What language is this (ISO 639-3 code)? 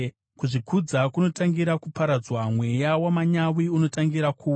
sna